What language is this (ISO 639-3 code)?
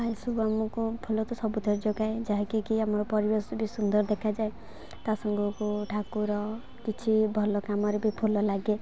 ori